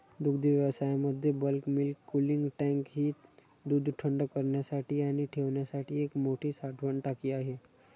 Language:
Marathi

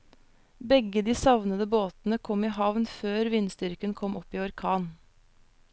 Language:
Norwegian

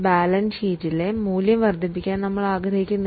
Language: Malayalam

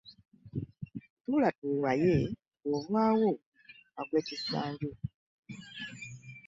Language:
Ganda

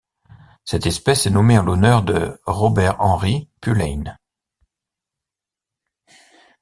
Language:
French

